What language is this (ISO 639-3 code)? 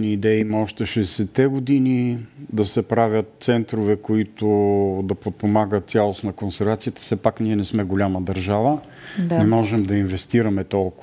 bul